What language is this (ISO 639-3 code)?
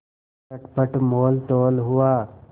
hin